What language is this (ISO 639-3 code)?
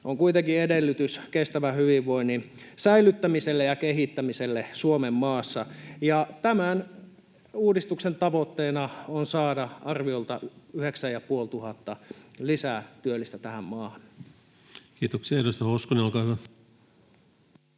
fin